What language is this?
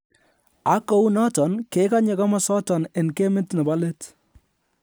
Kalenjin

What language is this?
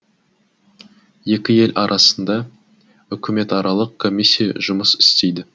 Kazakh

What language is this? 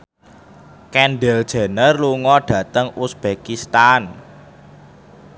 Javanese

